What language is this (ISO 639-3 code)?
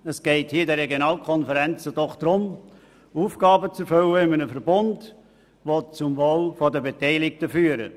gsw